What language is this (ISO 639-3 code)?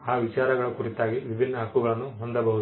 kan